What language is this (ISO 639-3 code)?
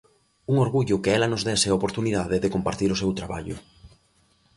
glg